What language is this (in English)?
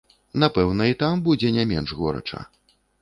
Belarusian